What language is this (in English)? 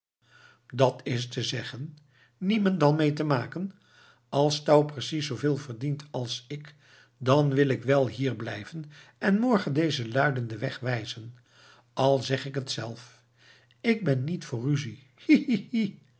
Dutch